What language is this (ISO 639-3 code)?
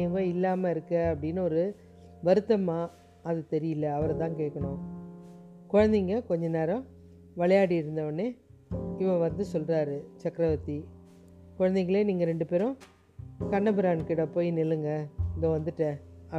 tam